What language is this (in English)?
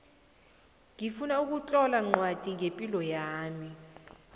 South Ndebele